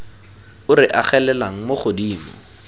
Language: Tswana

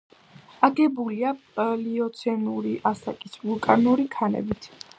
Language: Georgian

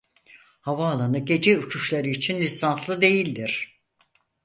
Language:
Turkish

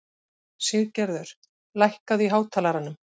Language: Icelandic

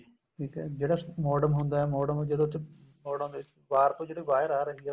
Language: Punjabi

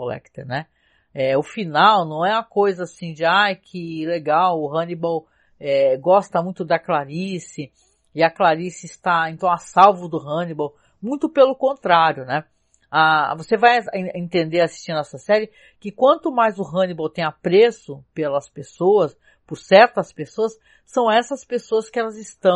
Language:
Portuguese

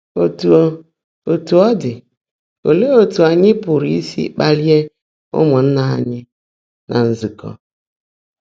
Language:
Igbo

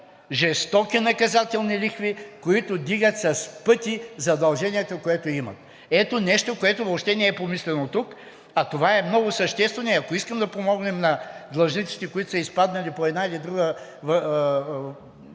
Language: Bulgarian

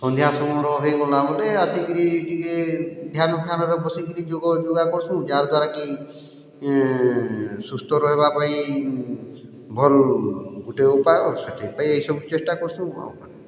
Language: Odia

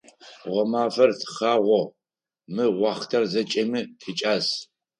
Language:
Adyghe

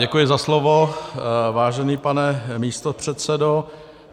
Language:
Czech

